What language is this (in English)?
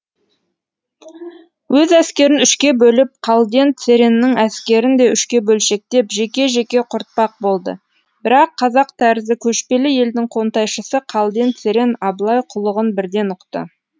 Kazakh